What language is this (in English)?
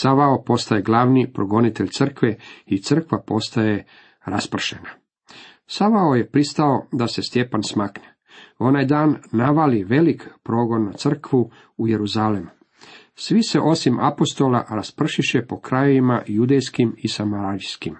Croatian